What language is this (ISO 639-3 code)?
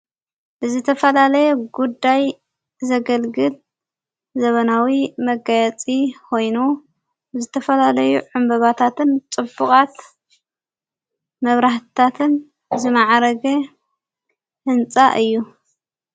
tir